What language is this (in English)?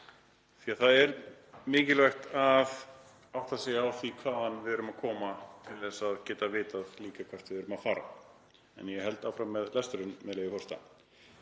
Icelandic